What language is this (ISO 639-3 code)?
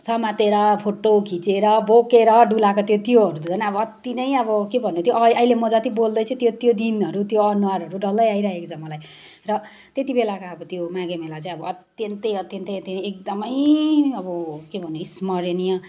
nep